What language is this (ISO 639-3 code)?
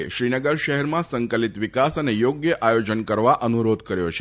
guj